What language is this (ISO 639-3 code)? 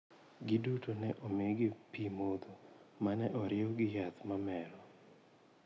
luo